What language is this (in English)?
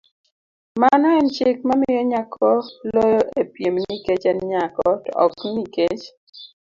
Luo (Kenya and Tanzania)